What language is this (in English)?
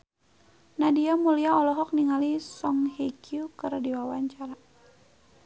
Sundanese